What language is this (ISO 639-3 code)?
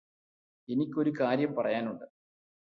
mal